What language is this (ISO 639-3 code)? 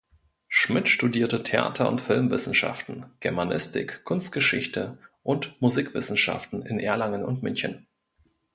deu